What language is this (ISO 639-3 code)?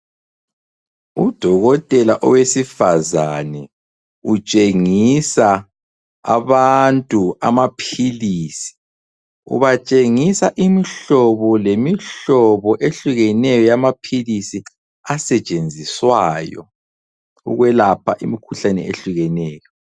nde